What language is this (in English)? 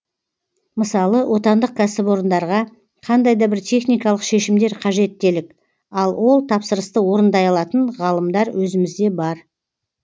Kazakh